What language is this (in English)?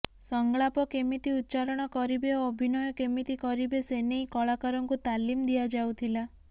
Odia